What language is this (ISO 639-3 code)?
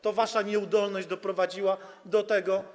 pol